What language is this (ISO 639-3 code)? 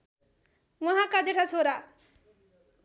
nep